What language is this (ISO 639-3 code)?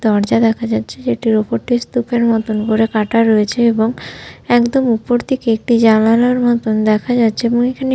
ben